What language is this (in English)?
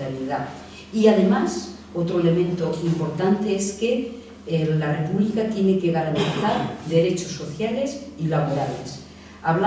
Spanish